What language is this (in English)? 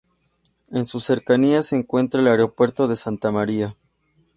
Spanish